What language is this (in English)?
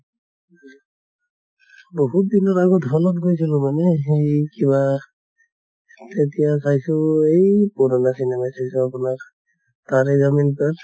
Assamese